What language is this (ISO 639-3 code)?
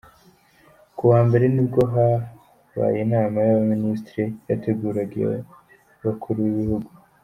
kin